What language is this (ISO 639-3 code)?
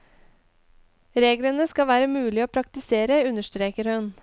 nor